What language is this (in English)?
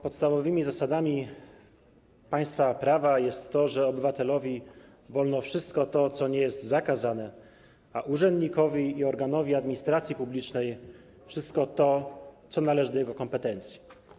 Polish